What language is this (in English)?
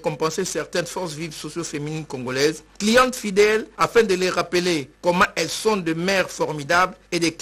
French